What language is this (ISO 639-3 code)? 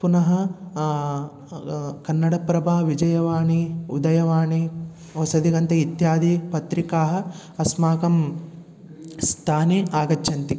san